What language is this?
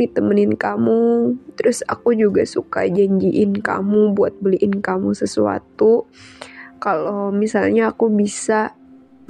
Indonesian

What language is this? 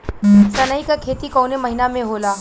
Bhojpuri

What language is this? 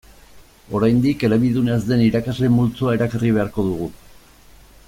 Basque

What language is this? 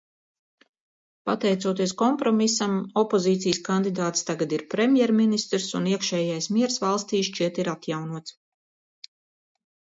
Latvian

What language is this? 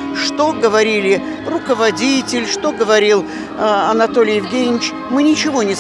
Russian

